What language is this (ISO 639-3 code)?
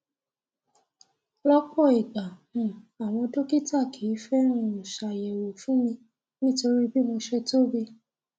yor